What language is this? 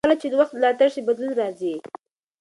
Pashto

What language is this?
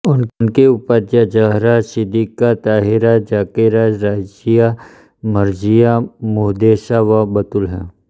Hindi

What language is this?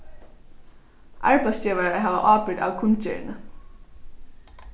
Faroese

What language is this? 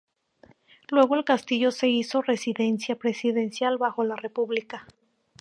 Spanish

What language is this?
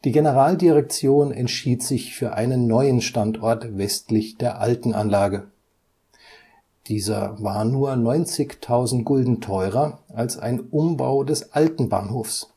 German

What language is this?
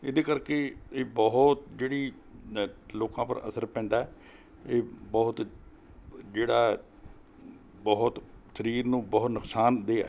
Punjabi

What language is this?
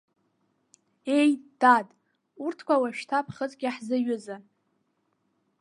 Abkhazian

